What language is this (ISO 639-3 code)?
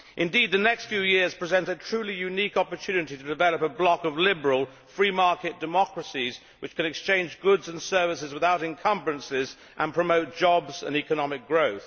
eng